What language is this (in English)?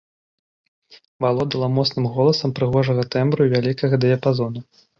Belarusian